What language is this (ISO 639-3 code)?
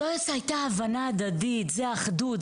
heb